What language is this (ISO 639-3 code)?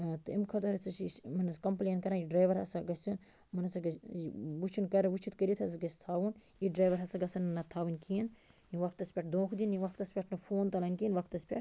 kas